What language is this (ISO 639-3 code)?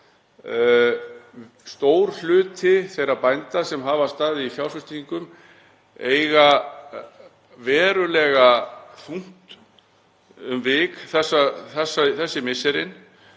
isl